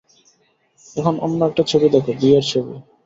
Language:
Bangla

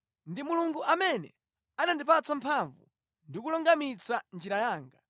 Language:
Nyanja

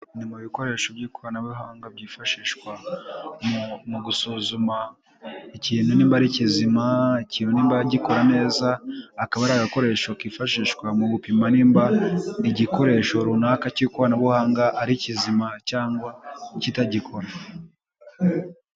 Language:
Kinyarwanda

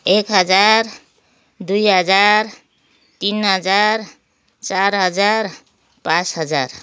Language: Nepali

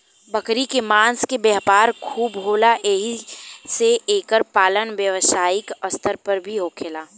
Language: Bhojpuri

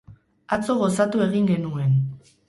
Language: Basque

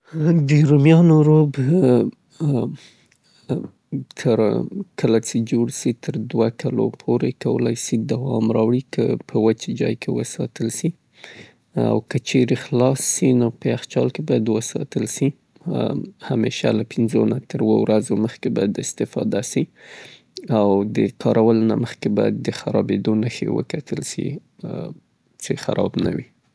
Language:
Southern Pashto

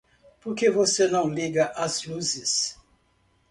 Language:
Portuguese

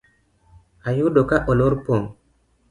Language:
Luo (Kenya and Tanzania)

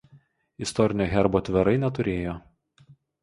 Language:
Lithuanian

